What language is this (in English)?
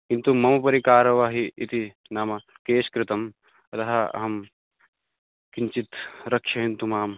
Sanskrit